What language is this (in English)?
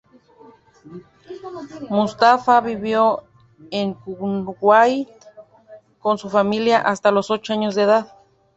Spanish